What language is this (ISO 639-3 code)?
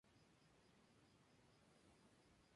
spa